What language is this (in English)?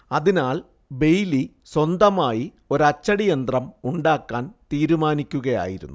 Malayalam